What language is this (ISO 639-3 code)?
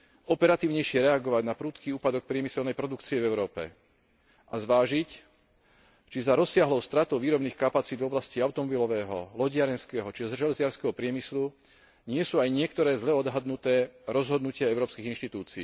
slk